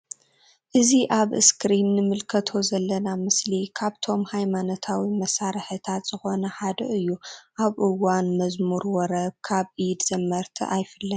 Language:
Tigrinya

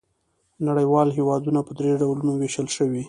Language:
Pashto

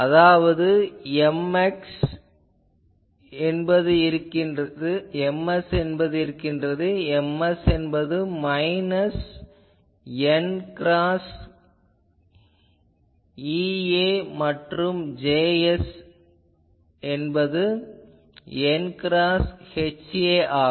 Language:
Tamil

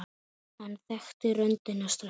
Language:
Icelandic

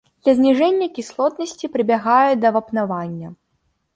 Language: Belarusian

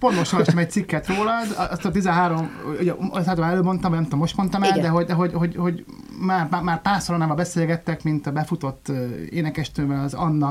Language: Hungarian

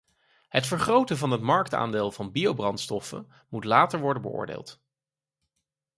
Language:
Dutch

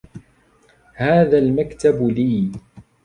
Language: Arabic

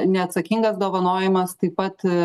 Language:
Lithuanian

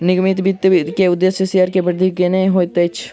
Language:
Maithili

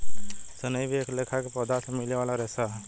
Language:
Bhojpuri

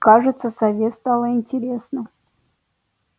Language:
Russian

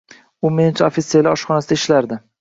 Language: Uzbek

